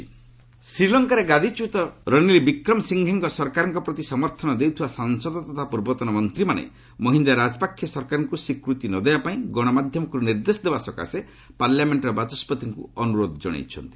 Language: Odia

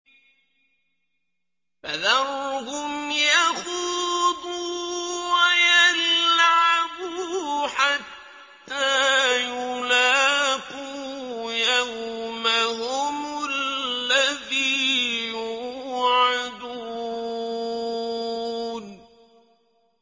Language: Arabic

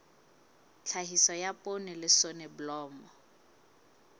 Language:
Southern Sotho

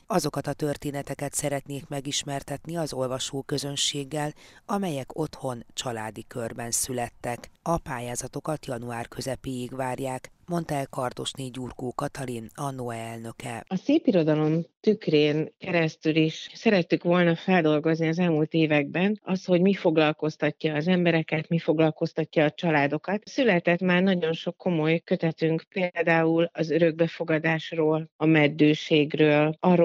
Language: Hungarian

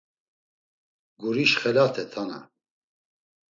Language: Laz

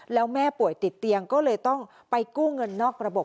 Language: Thai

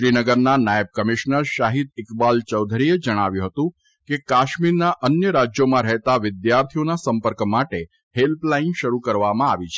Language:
Gujarati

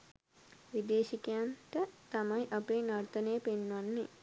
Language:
Sinhala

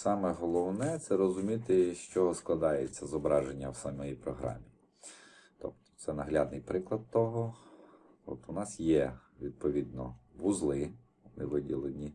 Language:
Ukrainian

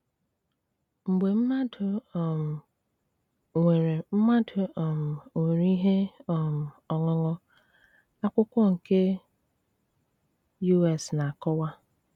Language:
Igbo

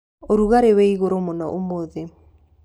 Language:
Kikuyu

